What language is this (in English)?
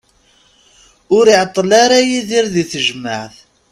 Kabyle